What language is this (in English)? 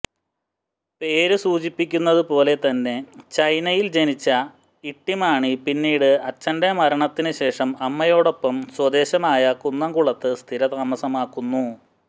Malayalam